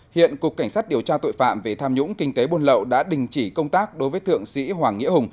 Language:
Vietnamese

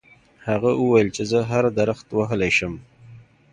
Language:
Pashto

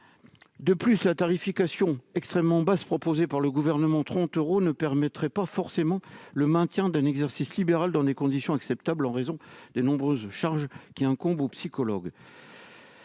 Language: French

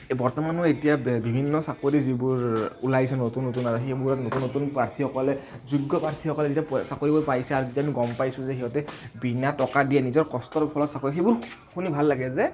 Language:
Assamese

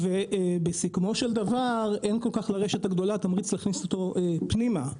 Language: Hebrew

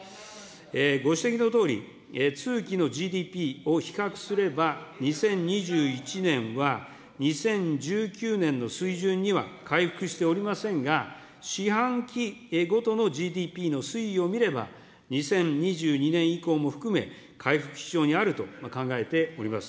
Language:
Japanese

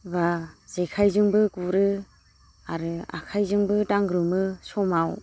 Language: Bodo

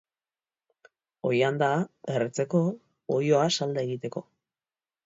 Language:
Basque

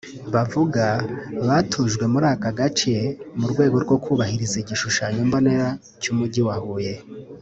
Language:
Kinyarwanda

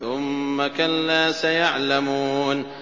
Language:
Arabic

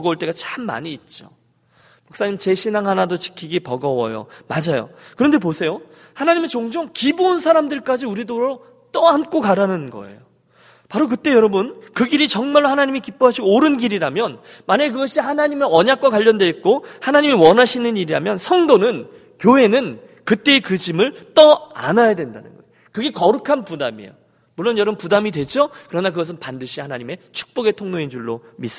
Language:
Korean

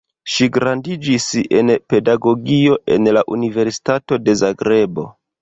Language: Esperanto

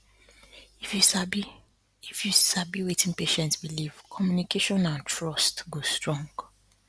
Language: Nigerian Pidgin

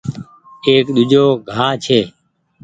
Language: Goaria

